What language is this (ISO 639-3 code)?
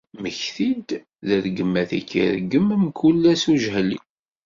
kab